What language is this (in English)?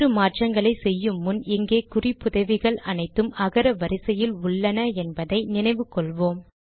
Tamil